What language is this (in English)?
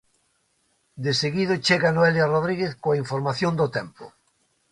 Galician